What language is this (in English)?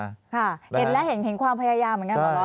Thai